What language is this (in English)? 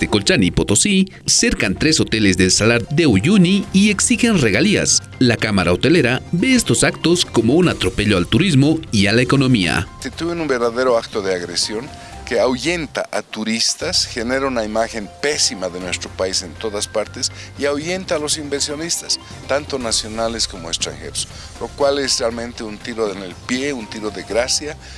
Spanish